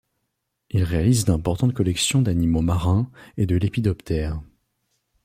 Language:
French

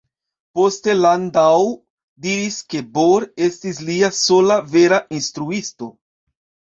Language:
Esperanto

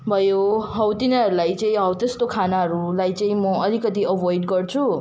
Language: Nepali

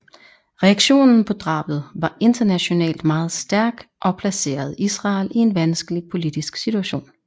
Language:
Danish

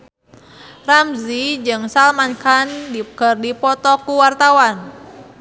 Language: Sundanese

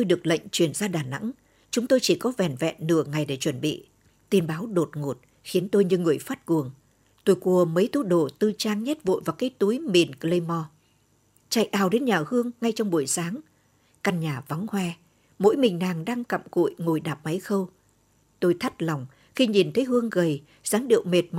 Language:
Vietnamese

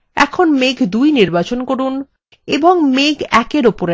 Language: Bangla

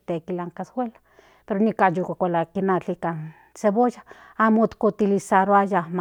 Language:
Central Nahuatl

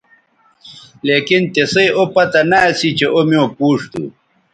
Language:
Bateri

